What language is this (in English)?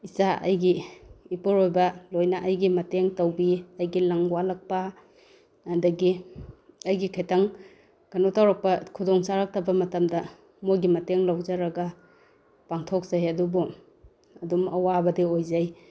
Manipuri